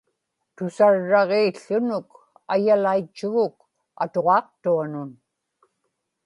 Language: Inupiaq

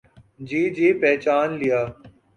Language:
Urdu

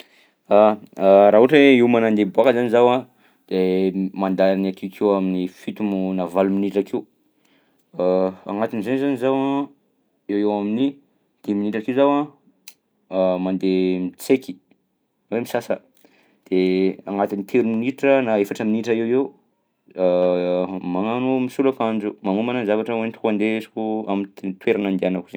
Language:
Southern Betsimisaraka Malagasy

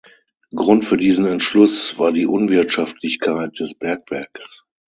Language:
German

